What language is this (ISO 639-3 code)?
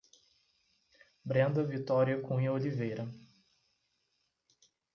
por